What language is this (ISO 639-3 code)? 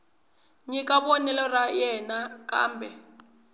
tso